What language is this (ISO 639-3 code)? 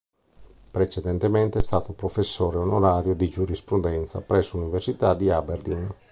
ita